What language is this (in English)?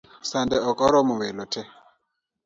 Luo (Kenya and Tanzania)